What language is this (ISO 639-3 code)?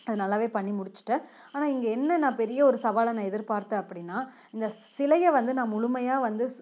tam